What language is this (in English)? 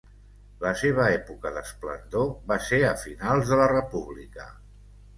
Catalan